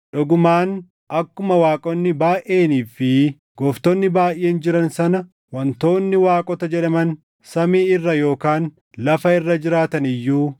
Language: Oromo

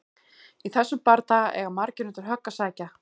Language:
Icelandic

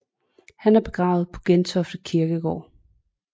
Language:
Danish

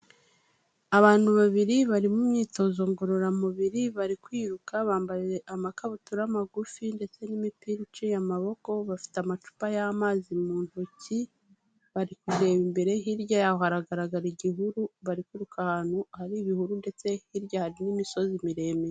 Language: Kinyarwanda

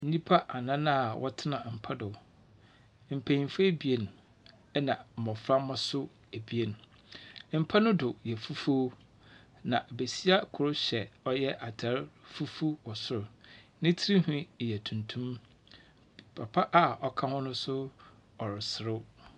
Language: Akan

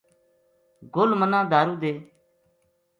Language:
Gujari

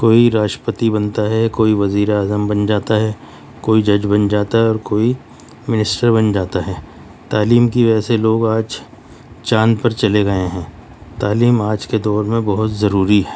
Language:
Urdu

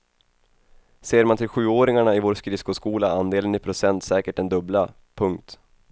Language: Swedish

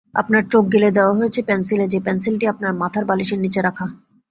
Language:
Bangla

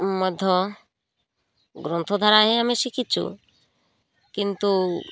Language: Odia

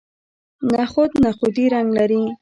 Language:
Pashto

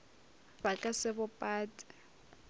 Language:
Northern Sotho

